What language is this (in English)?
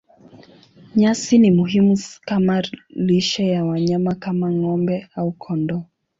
Swahili